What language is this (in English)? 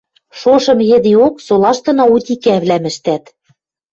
Western Mari